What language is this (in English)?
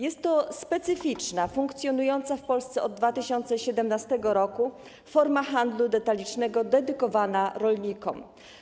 Polish